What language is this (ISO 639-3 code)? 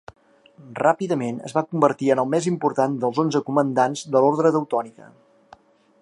cat